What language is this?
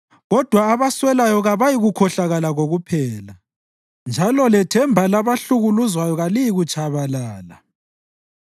North Ndebele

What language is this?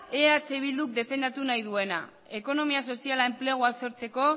Basque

